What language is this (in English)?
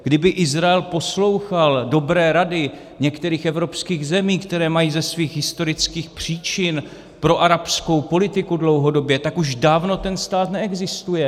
Czech